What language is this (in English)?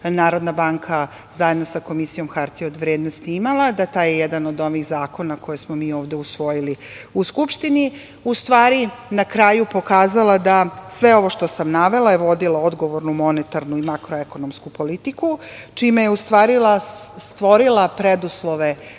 Serbian